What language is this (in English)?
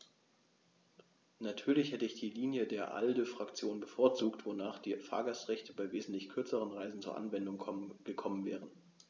German